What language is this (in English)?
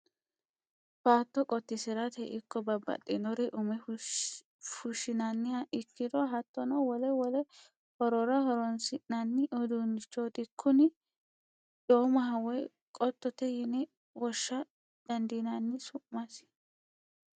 Sidamo